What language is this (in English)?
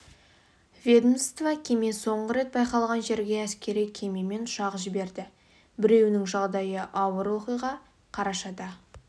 Kazakh